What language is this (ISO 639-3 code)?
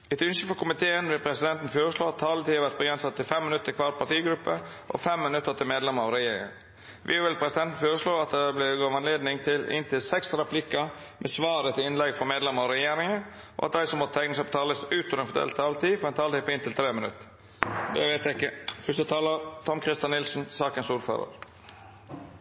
nno